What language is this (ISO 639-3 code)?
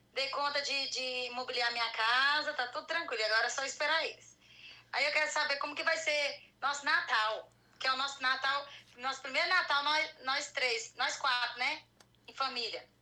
por